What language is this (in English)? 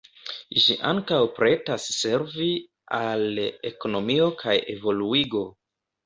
Esperanto